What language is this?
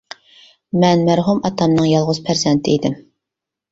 Uyghur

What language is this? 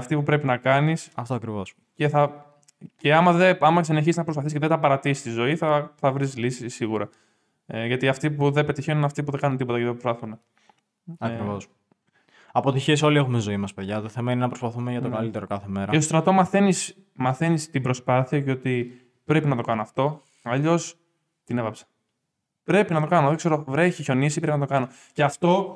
Greek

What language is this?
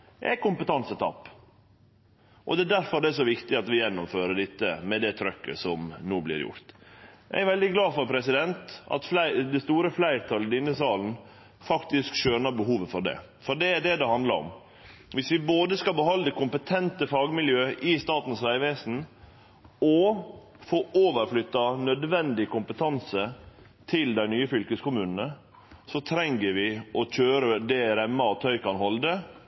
Norwegian Nynorsk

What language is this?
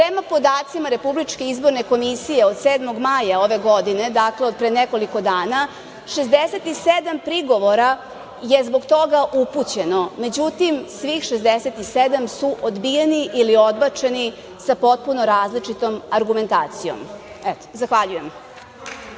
Serbian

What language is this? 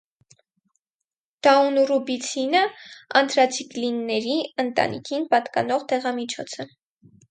Armenian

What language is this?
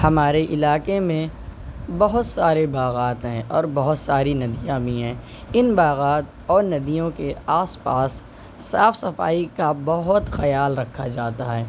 Urdu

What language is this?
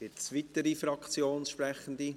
Swiss German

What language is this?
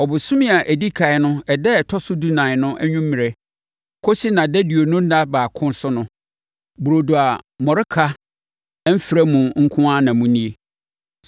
Akan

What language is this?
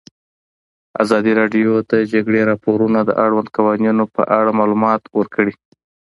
Pashto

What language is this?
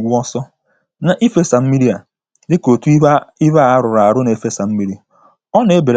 Igbo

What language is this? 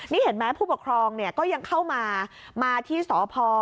Thai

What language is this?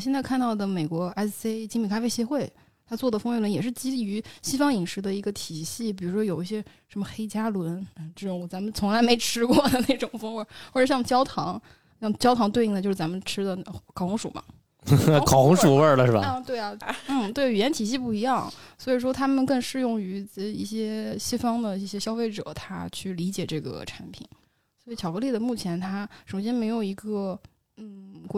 Chinese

